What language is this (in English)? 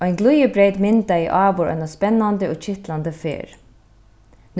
Faroese